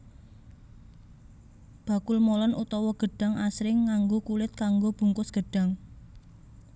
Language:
Javanese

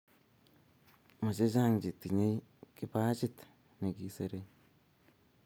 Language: Kalenjin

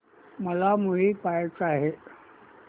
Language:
Marathi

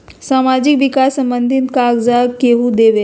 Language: Magahi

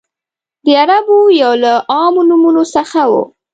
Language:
Pashto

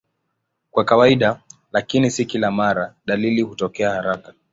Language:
Swahili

